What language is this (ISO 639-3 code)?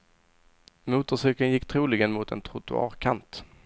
swe